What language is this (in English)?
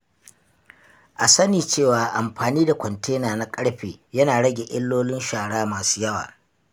Hausa